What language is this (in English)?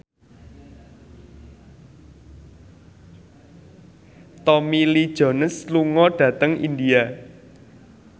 Javanese